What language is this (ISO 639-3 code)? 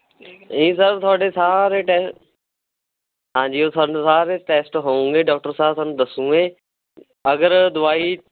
pan